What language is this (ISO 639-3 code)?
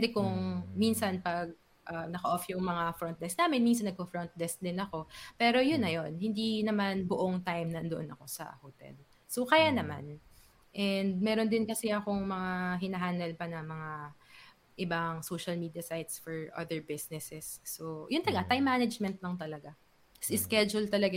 fil